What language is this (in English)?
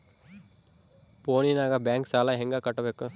Kannada